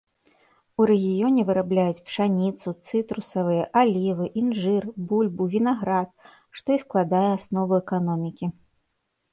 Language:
Belarusian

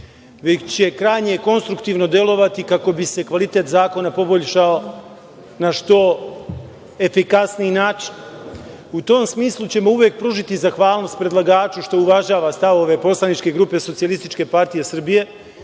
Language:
Serbian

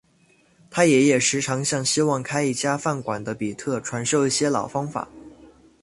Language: Chinese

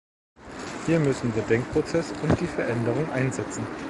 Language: German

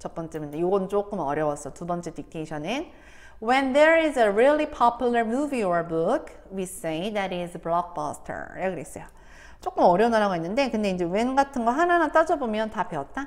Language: Korean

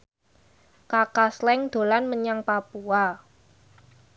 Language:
Javanese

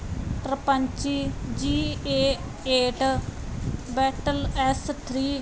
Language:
Punjabi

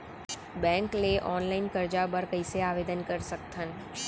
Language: Chhattisgarhi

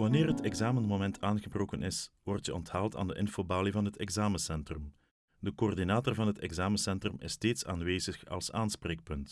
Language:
Dutch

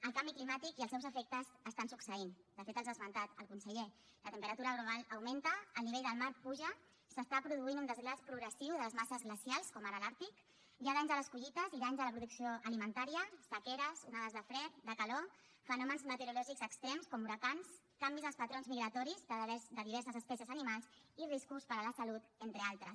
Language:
Catalan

